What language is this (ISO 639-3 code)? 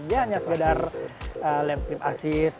ind